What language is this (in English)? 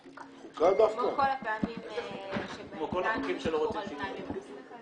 Hebrew